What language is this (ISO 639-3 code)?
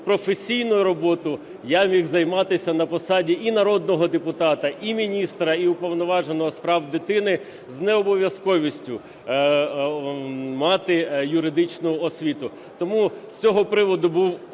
ukr